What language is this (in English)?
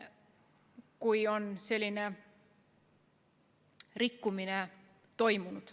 Estonian